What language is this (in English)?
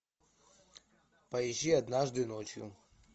Russian